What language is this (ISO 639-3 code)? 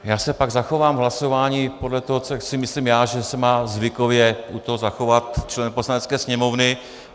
ces